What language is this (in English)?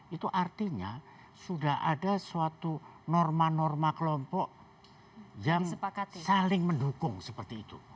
Indonesian